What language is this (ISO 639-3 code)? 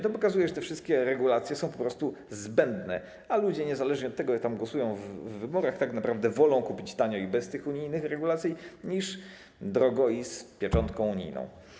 pol